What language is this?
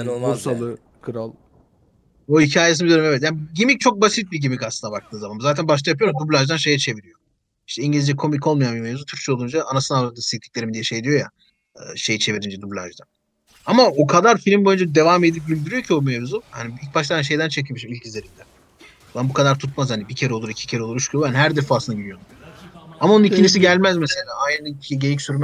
Turkish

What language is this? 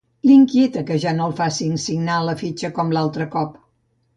Catalan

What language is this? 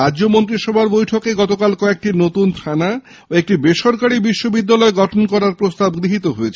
Bangla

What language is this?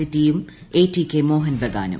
Malayalam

